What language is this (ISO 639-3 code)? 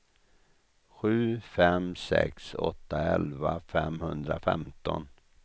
swe